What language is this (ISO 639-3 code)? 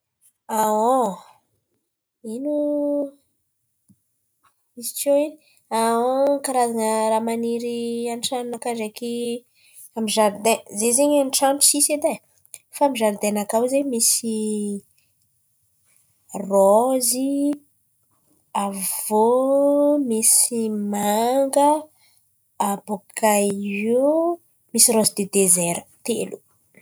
xmv